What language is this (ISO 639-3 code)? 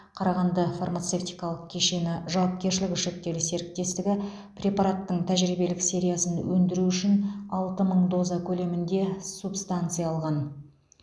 kaz